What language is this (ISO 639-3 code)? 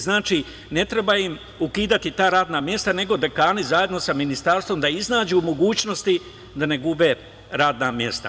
srp